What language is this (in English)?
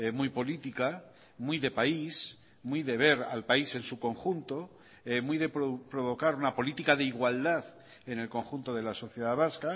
Spanish